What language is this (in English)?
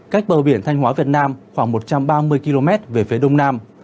Vietnamese